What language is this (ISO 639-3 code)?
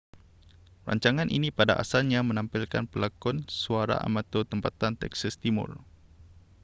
msa